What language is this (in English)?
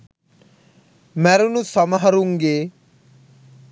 Sinhala